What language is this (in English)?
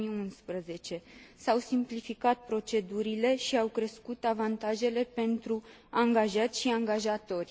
Romanian